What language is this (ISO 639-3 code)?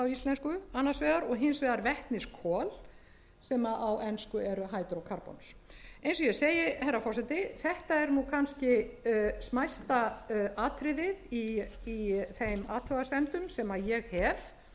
isl